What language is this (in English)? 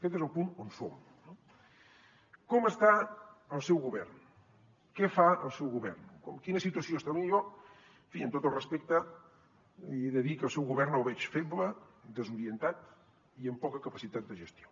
Catalan